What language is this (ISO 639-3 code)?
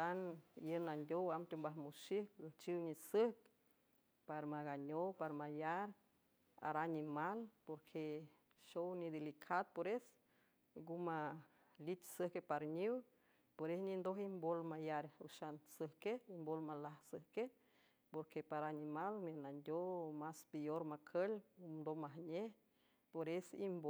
hue